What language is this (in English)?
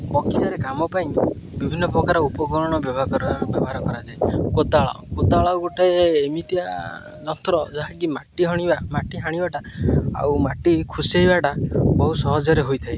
Odia